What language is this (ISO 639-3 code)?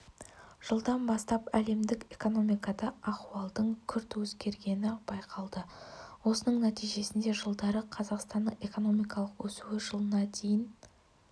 kaz